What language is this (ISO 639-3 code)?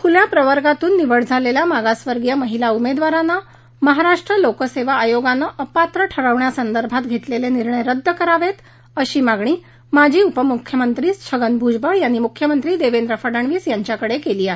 mar